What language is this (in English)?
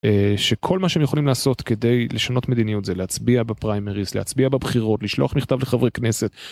Hebrew